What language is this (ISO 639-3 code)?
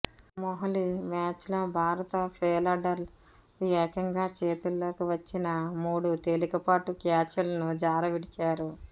tel